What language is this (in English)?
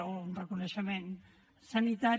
Catalan